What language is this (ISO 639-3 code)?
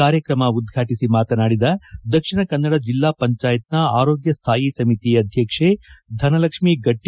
kan